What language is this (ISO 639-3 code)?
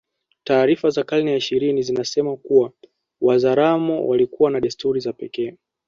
swa